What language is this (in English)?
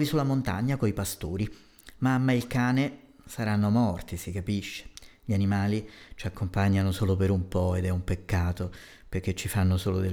Italian